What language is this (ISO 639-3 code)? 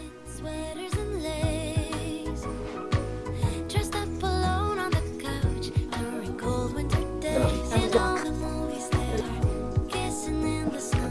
kor